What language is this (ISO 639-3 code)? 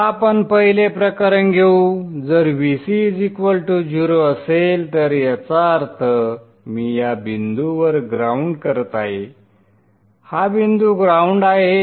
mar